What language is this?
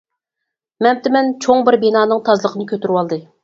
Uyghur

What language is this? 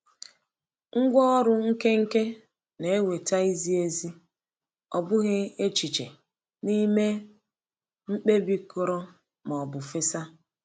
Igbo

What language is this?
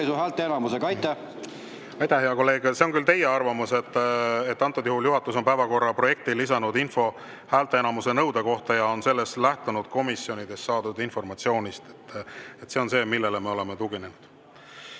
Estonian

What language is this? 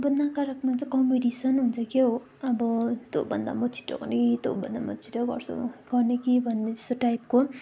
Nepali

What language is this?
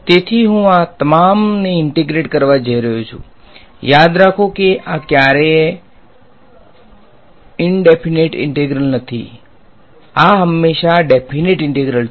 Gujarati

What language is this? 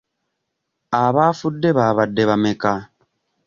Ganda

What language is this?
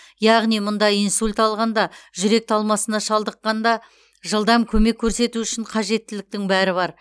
Kazakh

